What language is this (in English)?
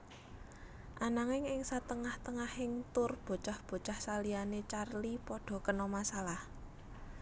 Javanese